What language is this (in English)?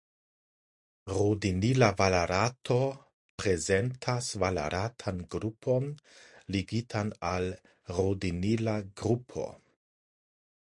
Esperanto